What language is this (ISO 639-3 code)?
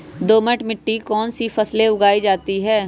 mag